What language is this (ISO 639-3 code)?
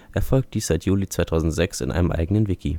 deu